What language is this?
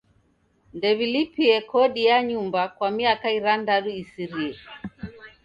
Taita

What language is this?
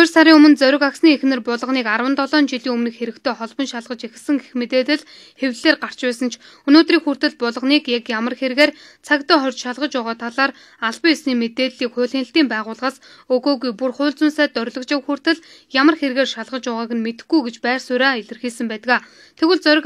Bulgarian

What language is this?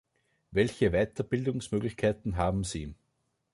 German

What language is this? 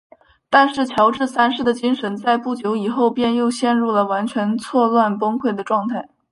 Chinese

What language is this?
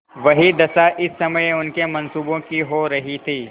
Hindi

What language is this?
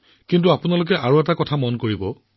Assamese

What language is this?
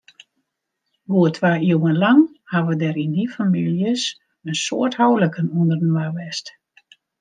Western Frisian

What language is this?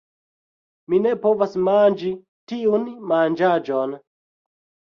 Esperanto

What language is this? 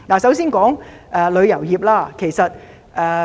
Cantonese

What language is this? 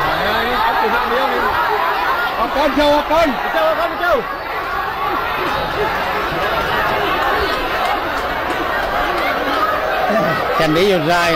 Thai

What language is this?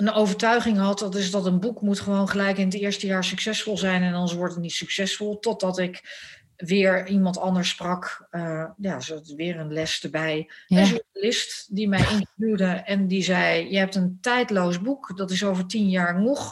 Dutch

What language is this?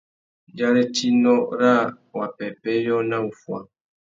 Tuki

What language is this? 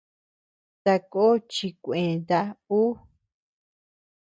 Tepeuxila Cuicatec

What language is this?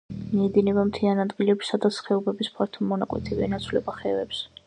Georgian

